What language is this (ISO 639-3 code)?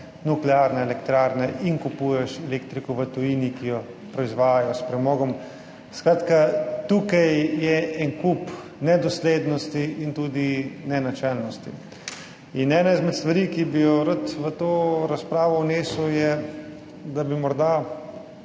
slv